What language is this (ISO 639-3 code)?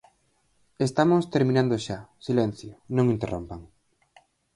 glg